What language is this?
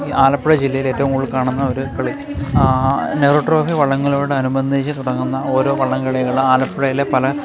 Malayalam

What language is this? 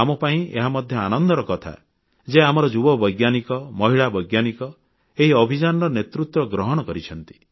Odia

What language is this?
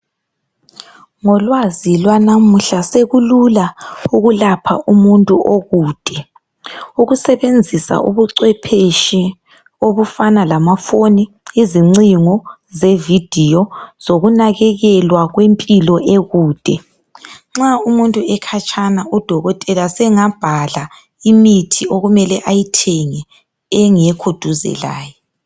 North Ndebele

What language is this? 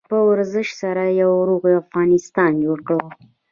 Pashto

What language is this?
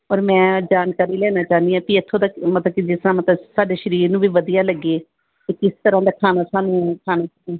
Punjabi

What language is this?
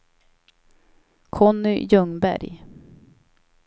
Swedish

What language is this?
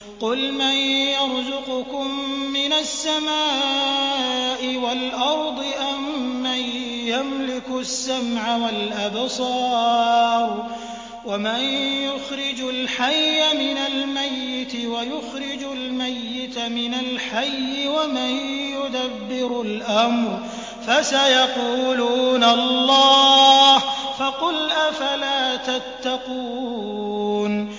Arabic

